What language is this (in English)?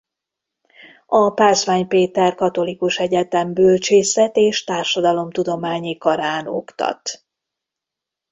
Hungarian